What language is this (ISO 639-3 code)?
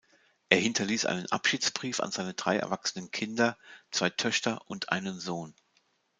deu